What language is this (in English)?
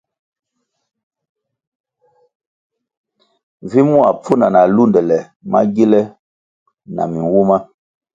Kwasio